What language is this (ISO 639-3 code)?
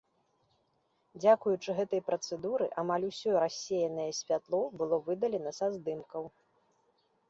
bel